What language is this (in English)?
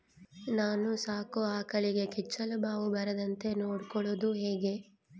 Kannada